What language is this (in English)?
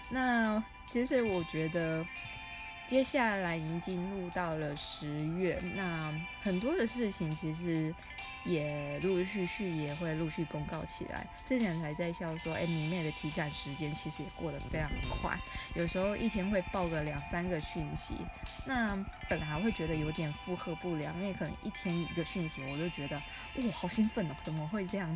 Chinese